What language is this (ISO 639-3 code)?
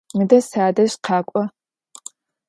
ady